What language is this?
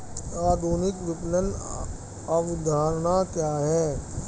Hindi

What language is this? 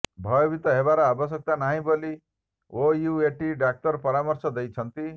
Odia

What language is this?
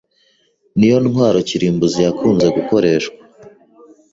Kinyarwanda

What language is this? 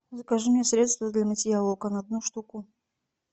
Russian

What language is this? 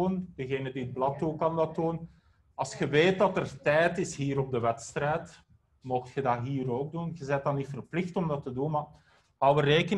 Dutch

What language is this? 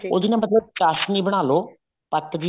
Punjabi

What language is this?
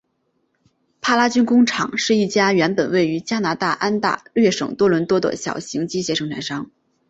Chinese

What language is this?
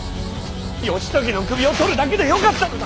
Japanese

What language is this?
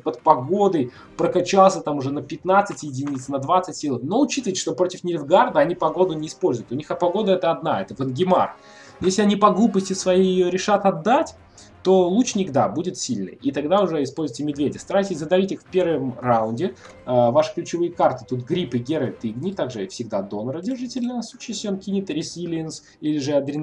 Russian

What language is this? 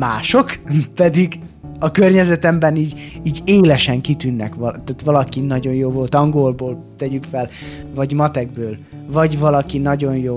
Hungarian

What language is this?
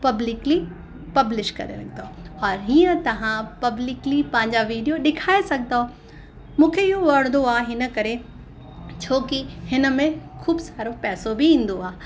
Sindhi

